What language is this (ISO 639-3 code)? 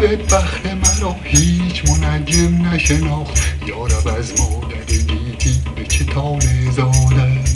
fas